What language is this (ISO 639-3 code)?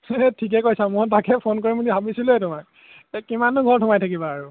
asm